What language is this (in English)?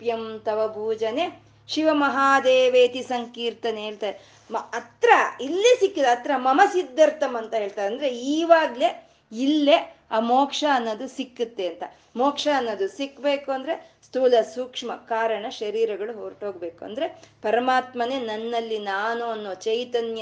Kannada